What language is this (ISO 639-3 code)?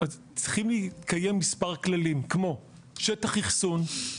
heb